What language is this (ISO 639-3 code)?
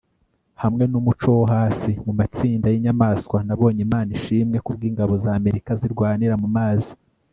kin